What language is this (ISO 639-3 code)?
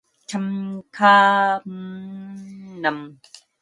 kor